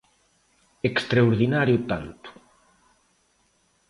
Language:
Galician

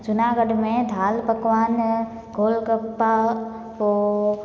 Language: Sindhi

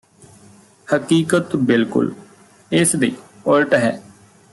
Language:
Punjabi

